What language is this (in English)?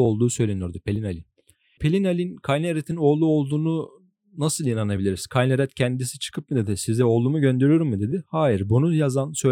Turkish